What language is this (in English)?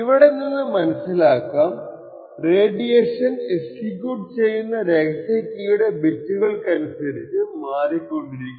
Malayalam